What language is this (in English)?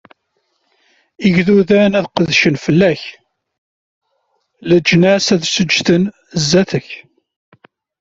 Kabyle